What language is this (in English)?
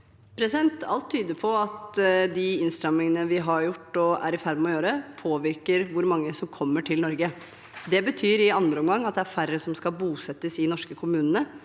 Norwegian